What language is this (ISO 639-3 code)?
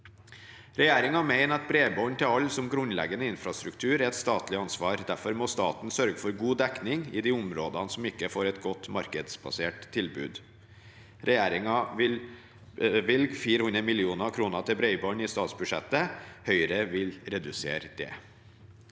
nor